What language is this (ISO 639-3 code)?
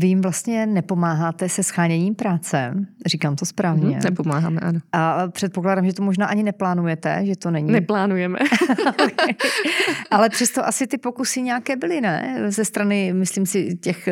ces